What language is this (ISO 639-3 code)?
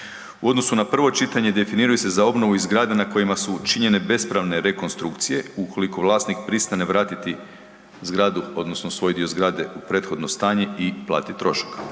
hrv